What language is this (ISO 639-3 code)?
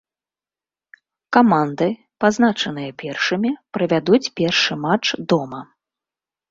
bel